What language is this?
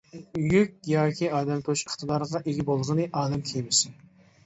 Uyghur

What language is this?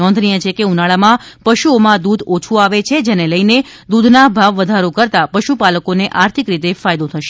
Gujarati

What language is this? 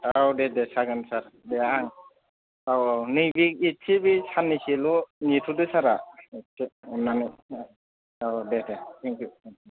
Bodo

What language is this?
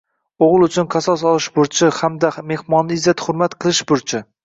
Uzbek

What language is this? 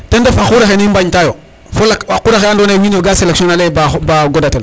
Serer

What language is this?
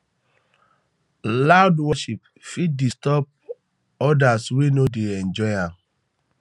Nigerian Pidgin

